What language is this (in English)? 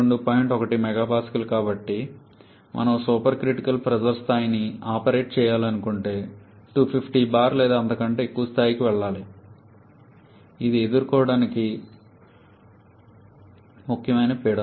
Telugu